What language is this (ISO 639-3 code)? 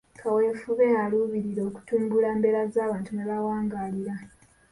lug